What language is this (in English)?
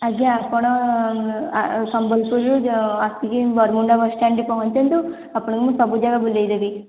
Odia